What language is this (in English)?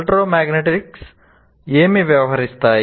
Telugu